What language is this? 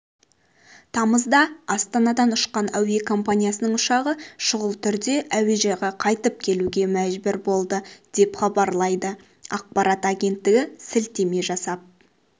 Kazakh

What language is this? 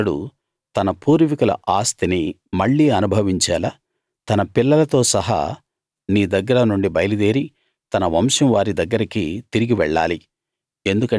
Telugu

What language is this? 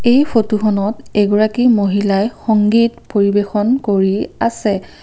Assamese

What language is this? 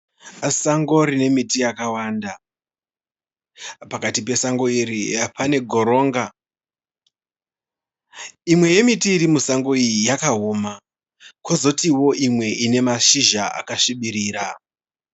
Shona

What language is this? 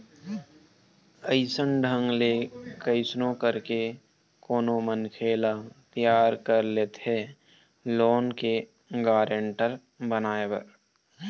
Chhattisgarhi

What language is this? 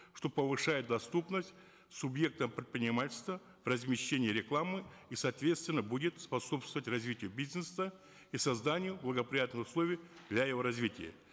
Kazakh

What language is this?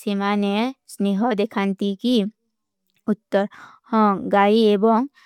Kui (India)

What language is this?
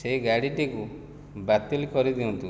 Odia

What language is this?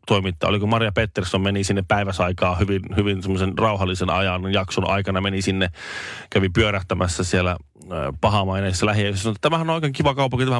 Finnish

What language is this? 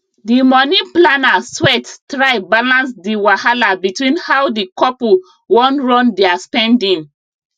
Nigerian Pidgin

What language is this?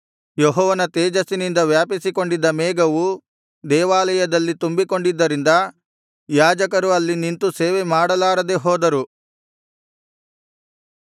Kannada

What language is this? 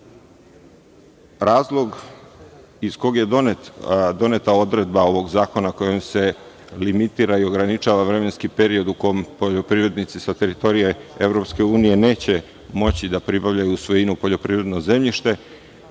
Serbian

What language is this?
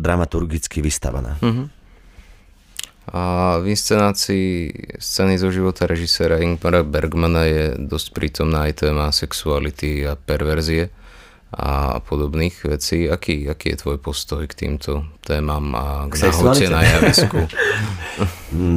Slovak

